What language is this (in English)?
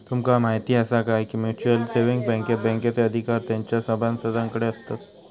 Marathi